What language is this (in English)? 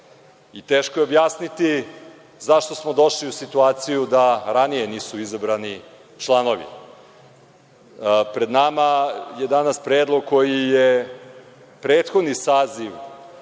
Serbian